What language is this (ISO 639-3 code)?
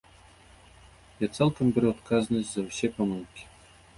bel